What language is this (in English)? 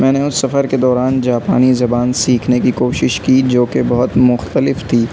Urdu